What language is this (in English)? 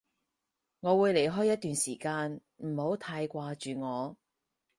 Cantonese